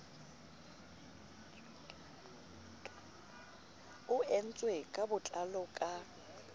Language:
Southern Sotho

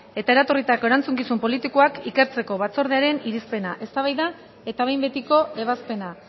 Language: Basque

